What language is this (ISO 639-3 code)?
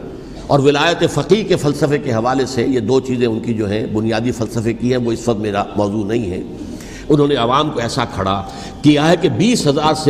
urd